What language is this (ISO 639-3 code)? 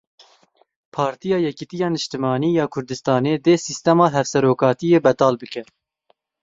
kur